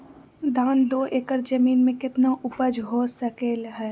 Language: Magahi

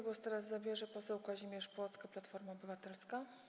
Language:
Polish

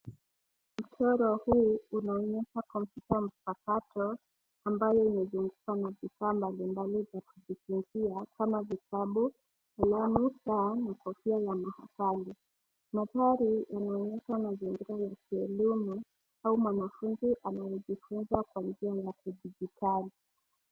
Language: Swahili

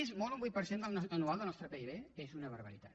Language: Catalan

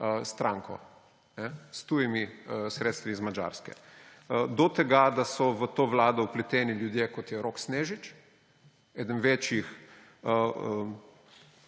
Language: Slovenian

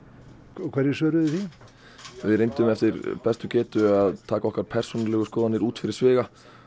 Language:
Icelandic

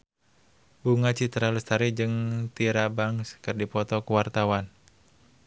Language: Sundanese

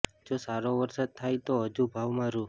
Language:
Gujarati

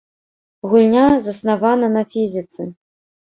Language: Belarusian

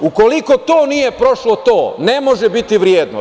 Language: Serbian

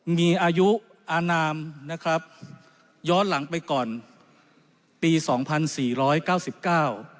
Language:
Thai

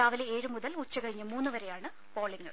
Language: Malayalam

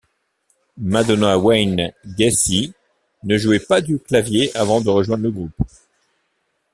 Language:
French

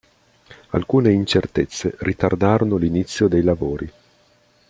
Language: Italian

